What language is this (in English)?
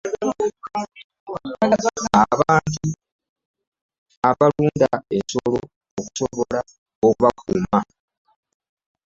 Ganda